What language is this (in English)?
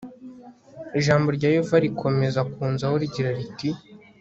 Kinyarwanda